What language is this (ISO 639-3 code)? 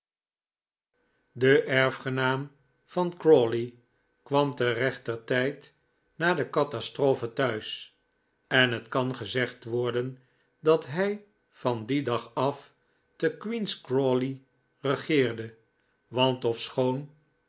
nld